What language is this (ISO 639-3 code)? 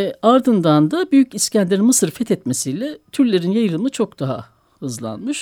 tur